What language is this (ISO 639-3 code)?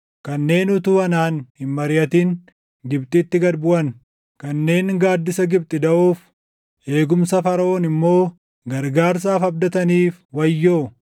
orm